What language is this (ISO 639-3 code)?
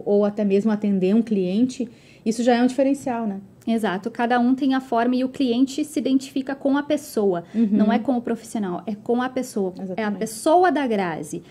por